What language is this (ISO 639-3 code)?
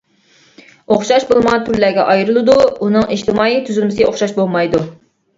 uig